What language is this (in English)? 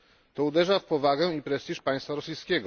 Polish